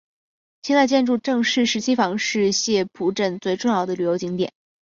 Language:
Chinese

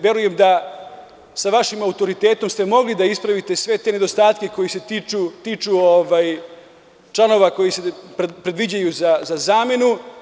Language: Serbian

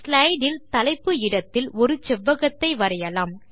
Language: Tamil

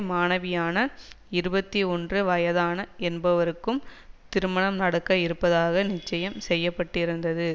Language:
Tamil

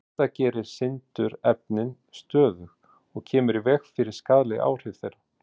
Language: Icelandic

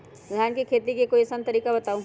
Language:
Magahi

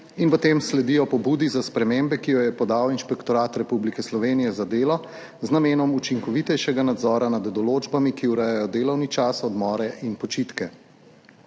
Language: Slovenian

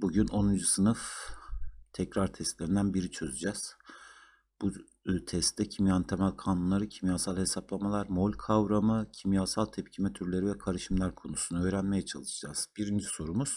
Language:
Turkish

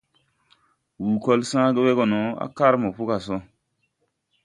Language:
Tupuri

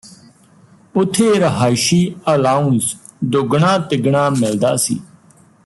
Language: Punjabi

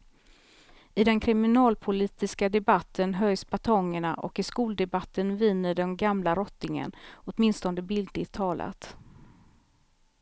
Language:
Swedish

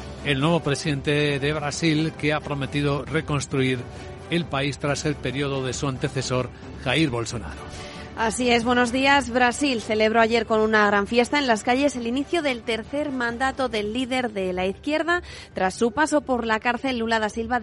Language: Spanish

